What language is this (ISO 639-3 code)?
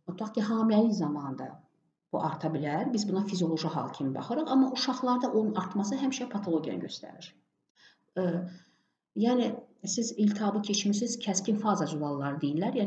tur